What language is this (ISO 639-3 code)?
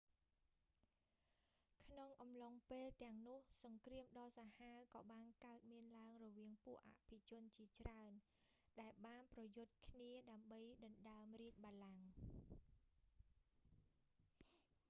khm